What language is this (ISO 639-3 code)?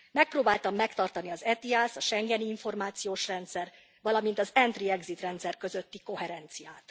hun